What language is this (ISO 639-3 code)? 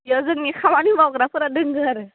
brx